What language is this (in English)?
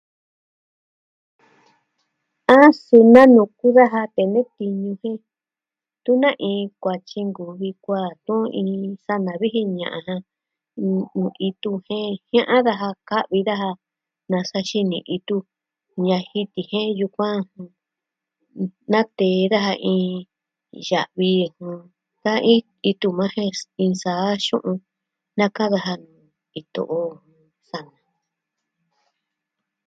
Southwestern Tlaxiaco Mixtec